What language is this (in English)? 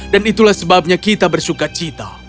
Indonesian